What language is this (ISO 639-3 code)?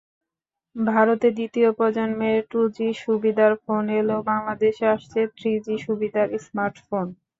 ben